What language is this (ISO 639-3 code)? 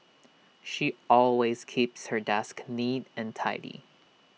eng